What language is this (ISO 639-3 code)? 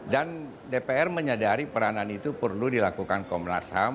ind